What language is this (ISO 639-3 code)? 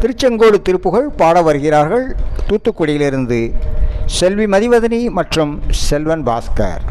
tam